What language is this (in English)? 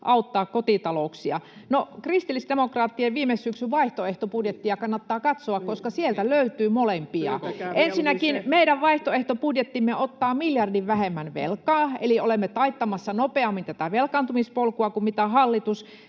Finnish